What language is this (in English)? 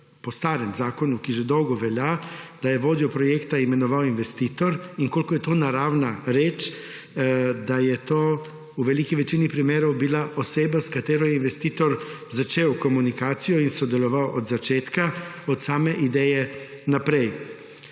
Slovenian